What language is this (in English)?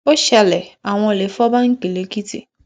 Yoruba